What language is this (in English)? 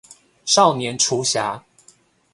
Chinese